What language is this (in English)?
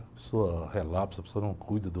Portuguese